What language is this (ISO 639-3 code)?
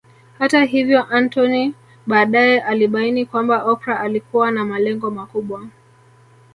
swa